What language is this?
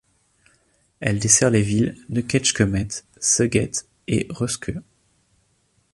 French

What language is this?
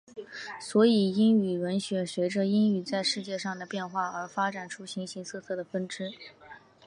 Chinese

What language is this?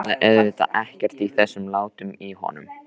Icelandic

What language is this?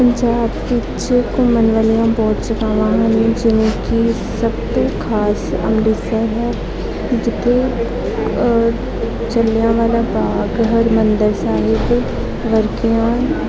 Punjabi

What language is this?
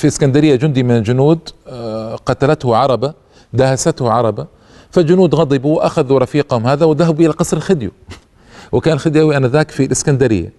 Arabic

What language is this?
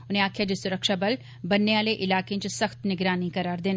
Dogri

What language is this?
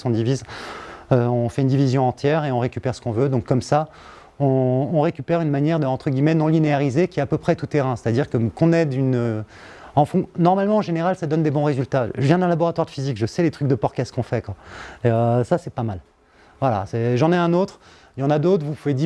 French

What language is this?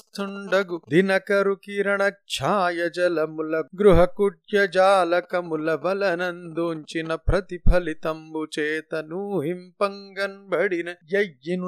Telugu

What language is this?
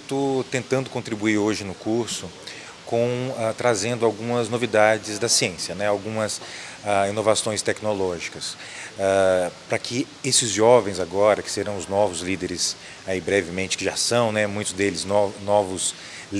Portuguese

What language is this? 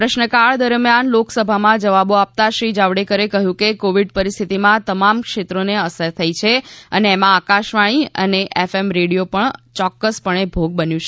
Gujarati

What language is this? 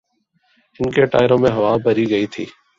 Urdu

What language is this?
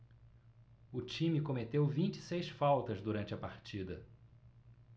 Portuguese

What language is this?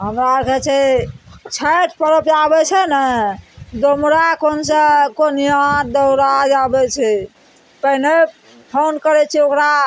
Maithili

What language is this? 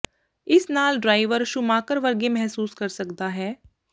Punjabi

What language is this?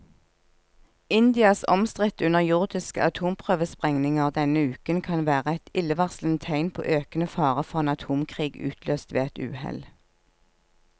Norwegian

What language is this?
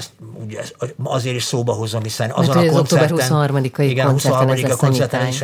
Hungarian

